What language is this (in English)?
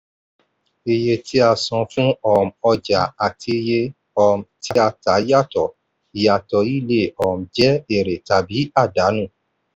Yoruba